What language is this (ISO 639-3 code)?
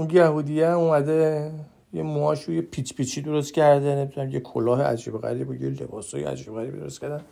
fas